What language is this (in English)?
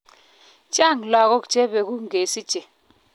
Kalenjin